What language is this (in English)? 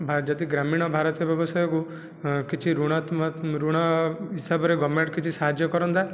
Odia